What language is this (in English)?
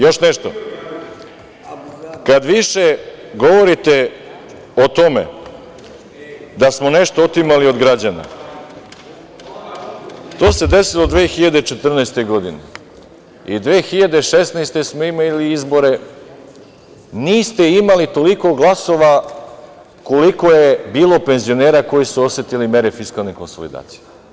Serbian